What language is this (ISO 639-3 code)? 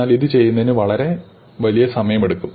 mal